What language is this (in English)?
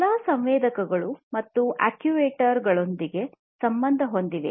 Kannada